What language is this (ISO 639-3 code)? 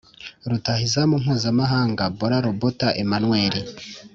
kin